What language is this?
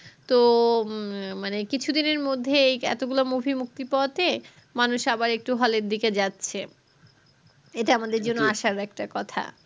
Bangla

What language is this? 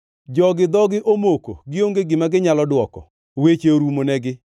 Luo (Kenya and Tanzania)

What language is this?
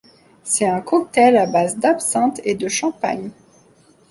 French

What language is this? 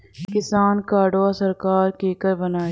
Bhojpuri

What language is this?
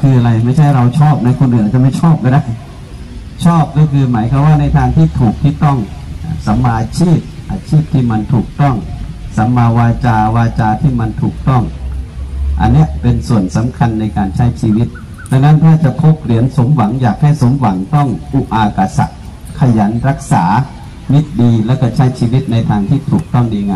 Thai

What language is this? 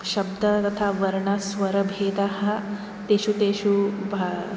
Sanskrit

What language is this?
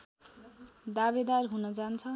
Nepali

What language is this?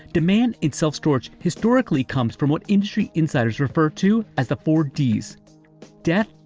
English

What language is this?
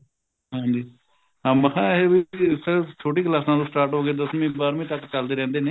Punjabi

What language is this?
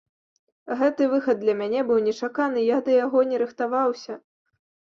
Belarusian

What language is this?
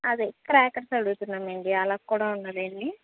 Telugu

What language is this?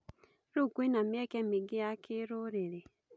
Kikuyu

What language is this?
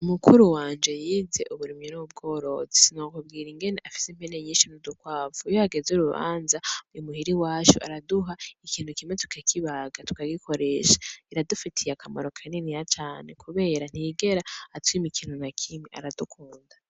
Rundi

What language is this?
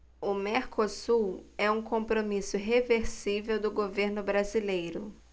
Portuguese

